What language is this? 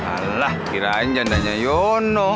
Indonesian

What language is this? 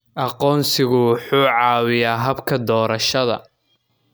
Somali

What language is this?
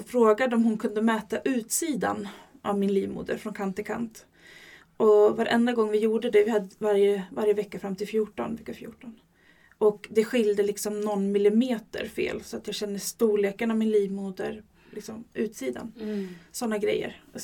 Swedish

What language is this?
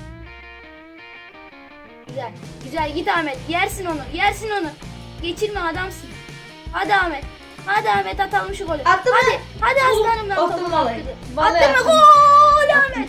Turkish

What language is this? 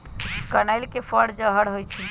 Magahi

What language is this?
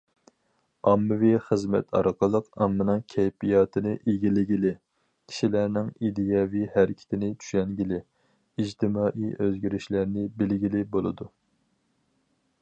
Uyghur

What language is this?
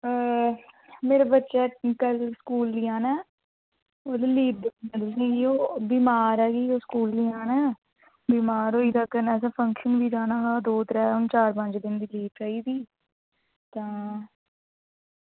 Dogri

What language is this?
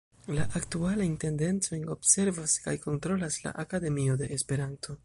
Esperanto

